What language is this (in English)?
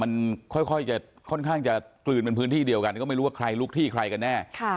Thai